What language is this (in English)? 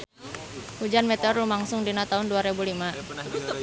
Sundanese